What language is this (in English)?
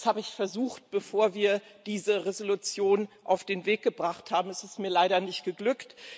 German